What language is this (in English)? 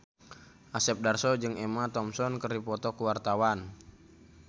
Sundanese